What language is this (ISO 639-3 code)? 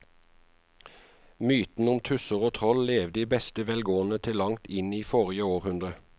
nor